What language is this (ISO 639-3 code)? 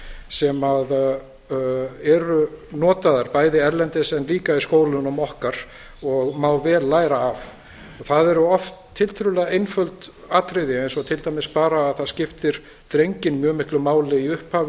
isl